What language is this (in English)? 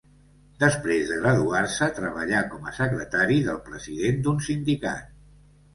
Catalan